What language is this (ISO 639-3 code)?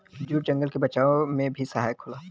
bho